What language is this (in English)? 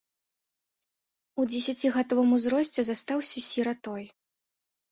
Belarusian